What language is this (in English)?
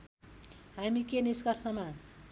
Nepali